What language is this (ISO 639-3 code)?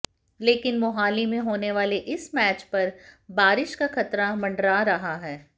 hin